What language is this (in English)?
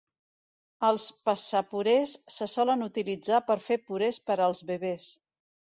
Catalan